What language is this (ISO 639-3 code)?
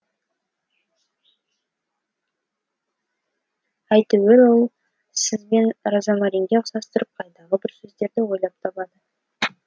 kaz